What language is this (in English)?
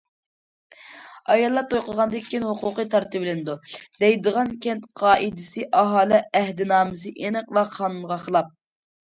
Uyghur